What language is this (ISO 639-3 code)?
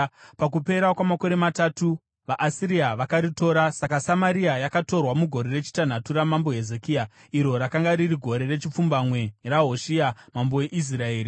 sna